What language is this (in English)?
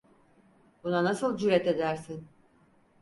Turkish